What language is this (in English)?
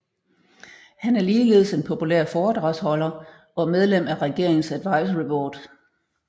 Danish